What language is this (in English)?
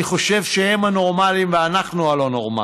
Hebrew